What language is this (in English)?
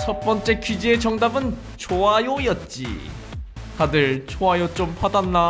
Korean